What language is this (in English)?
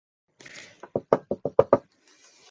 Chinese